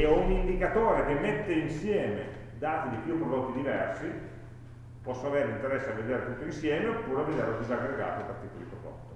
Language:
Italian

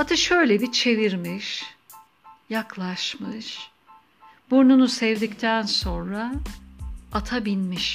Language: Turkish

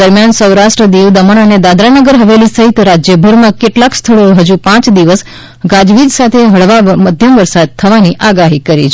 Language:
Gujarati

